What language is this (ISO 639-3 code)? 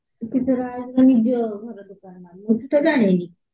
ori